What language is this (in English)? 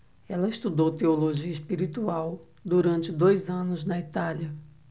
Portuguese